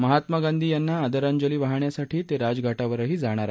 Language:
Marathi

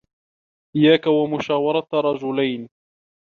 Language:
Arabic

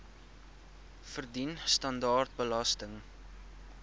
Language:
Afrikaans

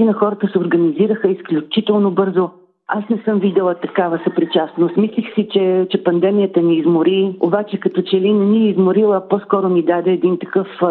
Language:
Bulgarian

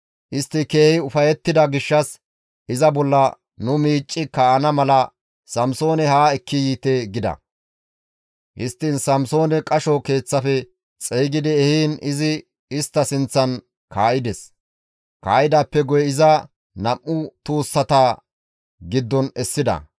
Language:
Gamo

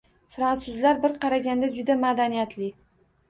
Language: Uzbek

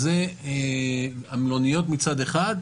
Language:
Hebrew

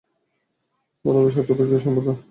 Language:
Bangla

